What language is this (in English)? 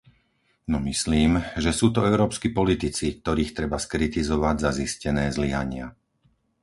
Slovak